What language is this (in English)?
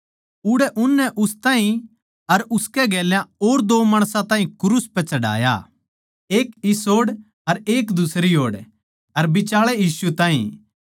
Haryanvi